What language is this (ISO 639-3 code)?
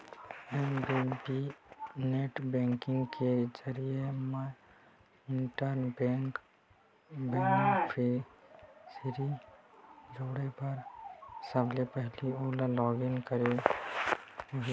hne